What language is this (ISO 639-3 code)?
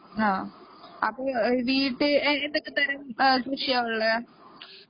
mal